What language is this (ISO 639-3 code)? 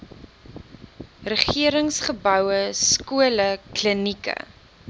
afr